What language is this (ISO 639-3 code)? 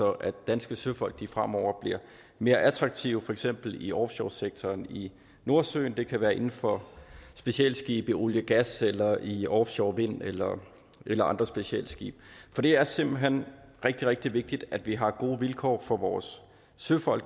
dan